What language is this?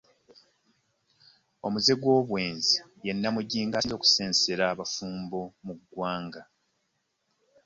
Ganda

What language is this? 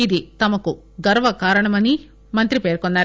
Telugu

